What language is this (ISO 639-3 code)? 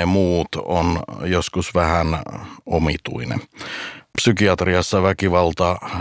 fin